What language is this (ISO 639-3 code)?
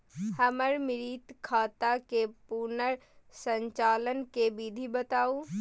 mai